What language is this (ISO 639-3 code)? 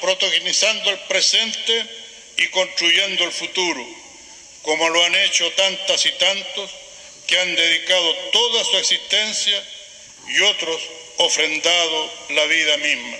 spa